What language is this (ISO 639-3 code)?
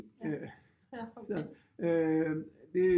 dan